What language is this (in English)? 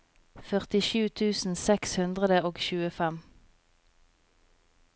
Norwegian